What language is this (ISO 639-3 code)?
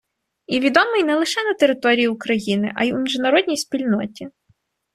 ukr